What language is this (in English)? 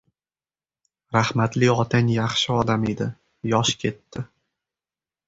Uzbek